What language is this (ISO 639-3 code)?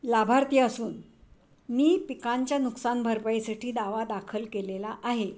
mar